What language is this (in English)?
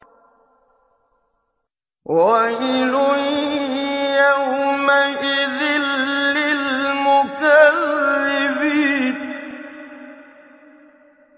Arabic